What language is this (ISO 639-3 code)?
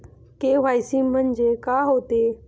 mar